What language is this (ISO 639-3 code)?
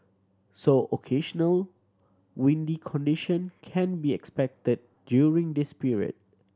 eng